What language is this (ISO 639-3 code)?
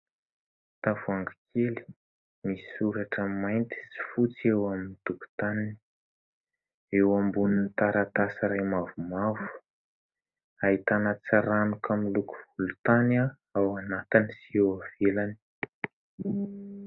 mlg